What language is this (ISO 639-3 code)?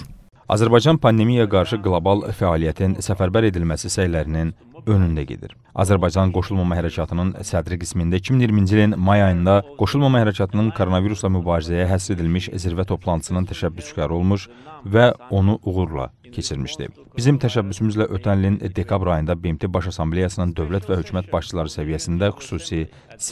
tur